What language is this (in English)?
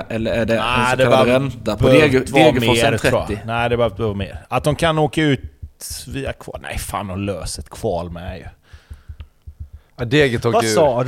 Swedish